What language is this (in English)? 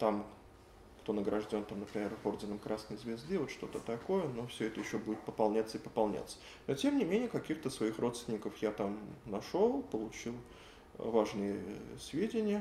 Russian